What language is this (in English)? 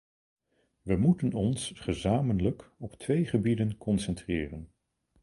Dutch